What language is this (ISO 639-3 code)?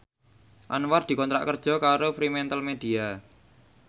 jav